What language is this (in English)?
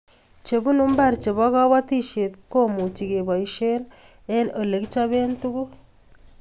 Kalenjin